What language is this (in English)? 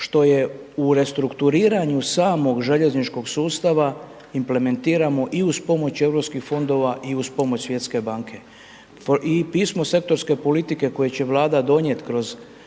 Croatian